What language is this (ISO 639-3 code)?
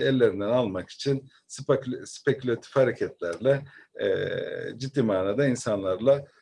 tur